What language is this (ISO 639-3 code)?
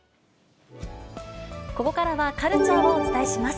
jpn